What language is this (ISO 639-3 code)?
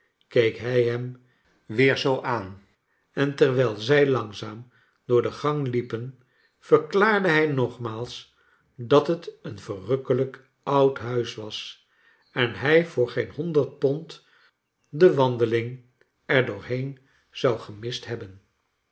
nld